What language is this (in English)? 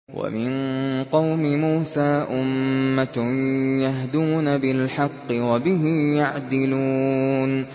Arabic